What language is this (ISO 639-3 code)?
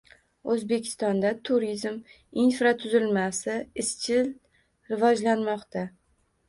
uzb